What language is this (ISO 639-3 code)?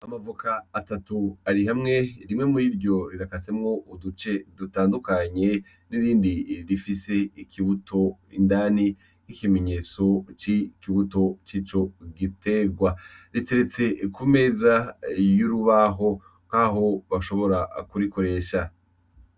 run